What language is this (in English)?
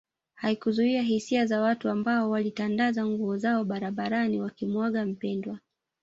Swahili